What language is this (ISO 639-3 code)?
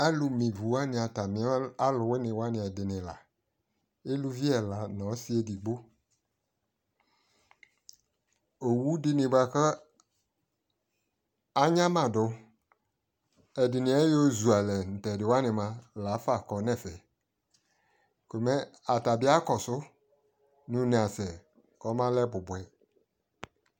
kpo